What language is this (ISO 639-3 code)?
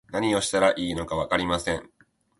jpn